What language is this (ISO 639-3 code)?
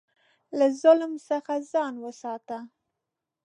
pus